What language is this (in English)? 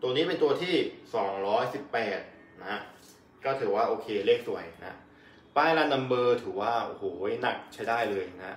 Thai